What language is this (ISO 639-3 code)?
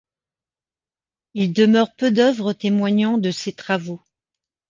fra